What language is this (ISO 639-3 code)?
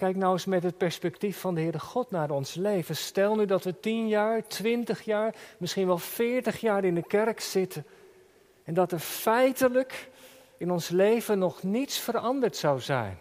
nld